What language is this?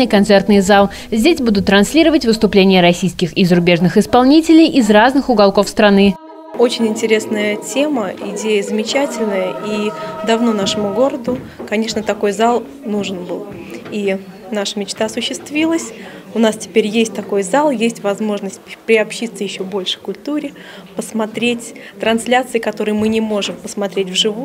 Russian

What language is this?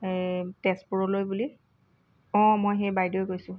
Assamese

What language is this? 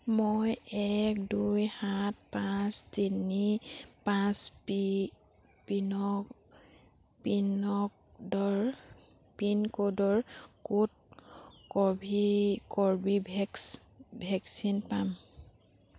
Assamese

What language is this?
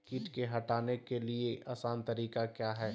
Magahi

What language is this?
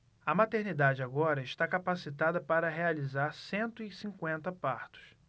Portuguese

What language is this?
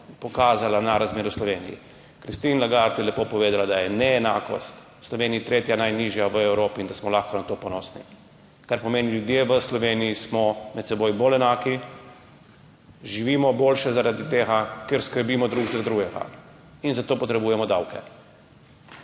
Slovenian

